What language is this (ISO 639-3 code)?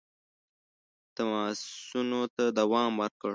pus